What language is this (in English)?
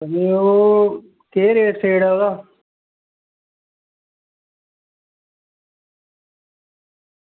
Dogri